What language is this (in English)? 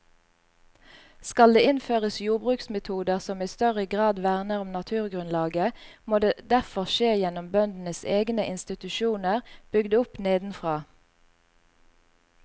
Norwegian